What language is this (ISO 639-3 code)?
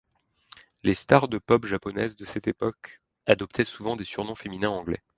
fra